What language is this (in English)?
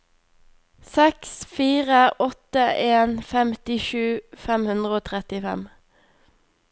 Norwegian